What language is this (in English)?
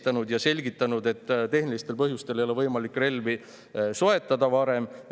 Estonian